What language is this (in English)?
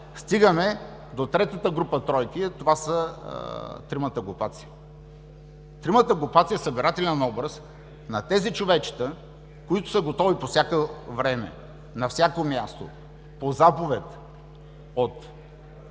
Bulgarian